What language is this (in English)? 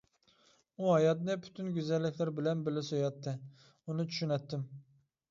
Uyghur